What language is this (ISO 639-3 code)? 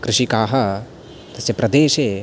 san